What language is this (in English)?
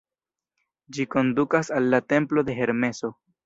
Esperanto